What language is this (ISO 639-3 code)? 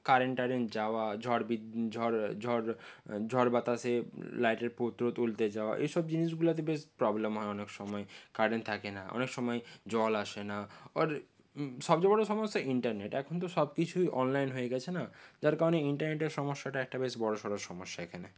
ben